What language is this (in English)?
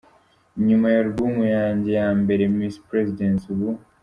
Kinyarwanda